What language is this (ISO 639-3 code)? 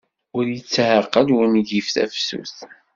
kab